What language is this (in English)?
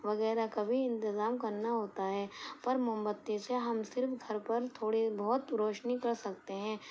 Urdu